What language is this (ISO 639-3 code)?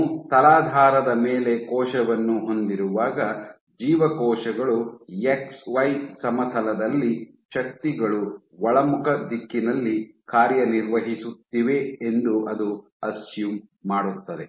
kan